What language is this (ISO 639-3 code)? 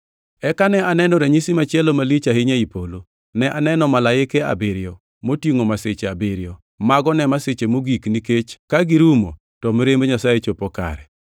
luo